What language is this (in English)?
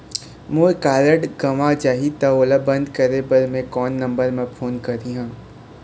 Chhattisgarhi